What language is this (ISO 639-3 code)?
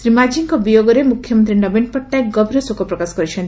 ori